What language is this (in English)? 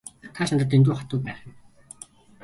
Mongolian